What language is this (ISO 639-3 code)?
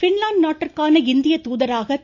tam